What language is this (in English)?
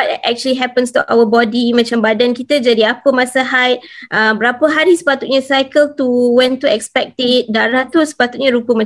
Malay